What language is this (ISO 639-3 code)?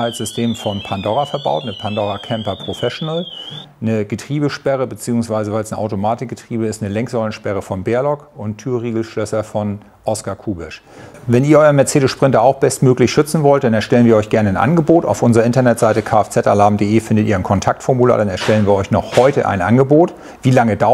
deu